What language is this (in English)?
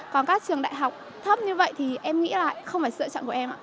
Vietnamese